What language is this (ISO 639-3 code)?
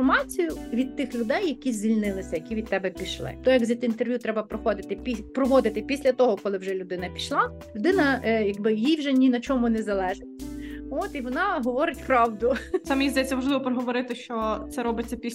ukr